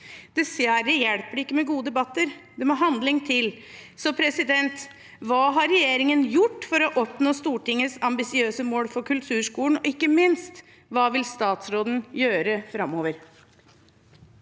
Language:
Norwegian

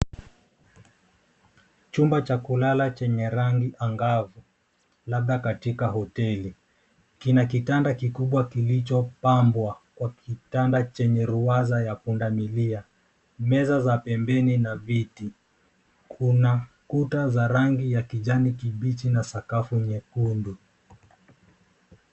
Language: Swahili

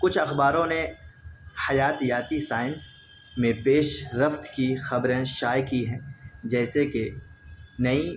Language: Urdu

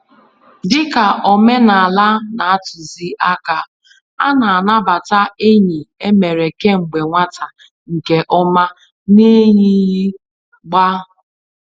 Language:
Igbo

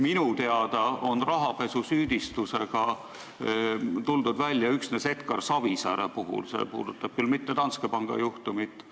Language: Estonian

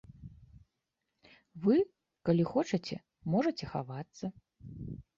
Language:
Belarusian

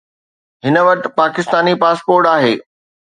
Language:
Sindhi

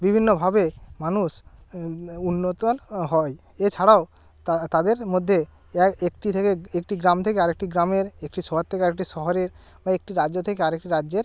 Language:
Bangla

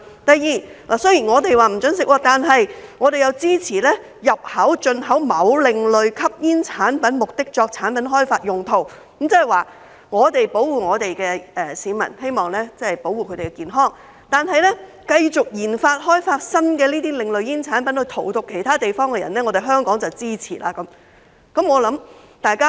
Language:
Cantonese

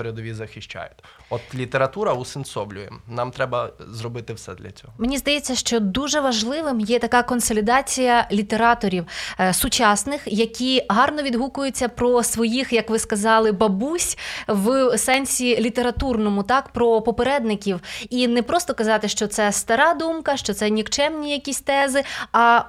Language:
Ukrainian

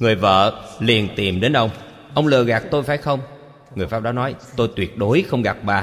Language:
Vietnamese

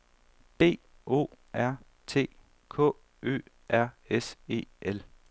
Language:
Danish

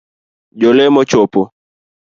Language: Luo (Kenya and Tanzania)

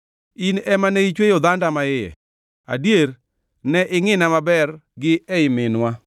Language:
Luo (Kenya and Tanzania)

